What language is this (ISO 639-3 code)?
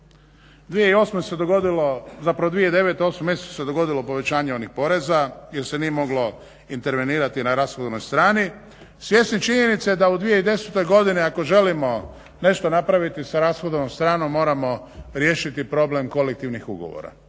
hrv